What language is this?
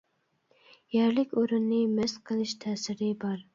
Uyghur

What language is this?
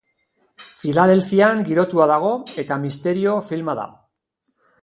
Basque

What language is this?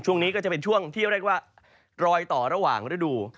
Thai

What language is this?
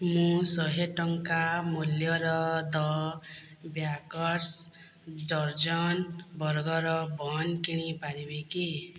Odia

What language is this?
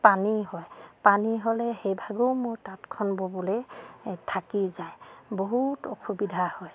Assamese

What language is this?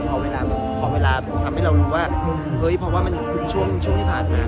Thai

